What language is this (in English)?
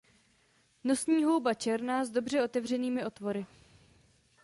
Czech